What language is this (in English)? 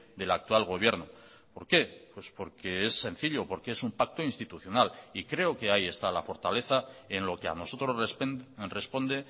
Spanish